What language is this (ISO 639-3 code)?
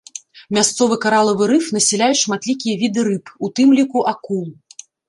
bel